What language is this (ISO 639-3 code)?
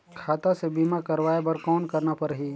hne